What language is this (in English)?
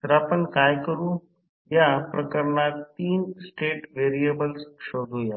Marathi